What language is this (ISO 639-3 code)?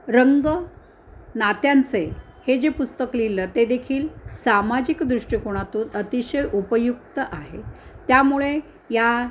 mar